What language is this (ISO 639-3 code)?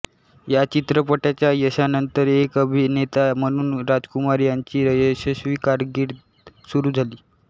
mar